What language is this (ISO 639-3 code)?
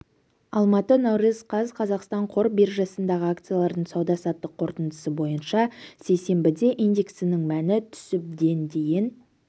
kaz